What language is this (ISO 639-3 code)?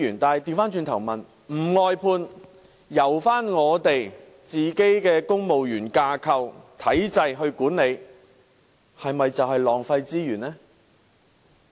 yue